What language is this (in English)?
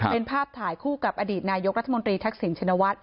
Thai